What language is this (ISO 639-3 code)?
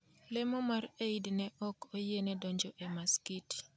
luo